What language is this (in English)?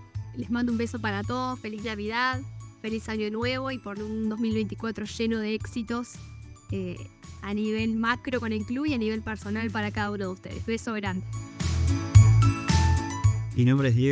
Spanish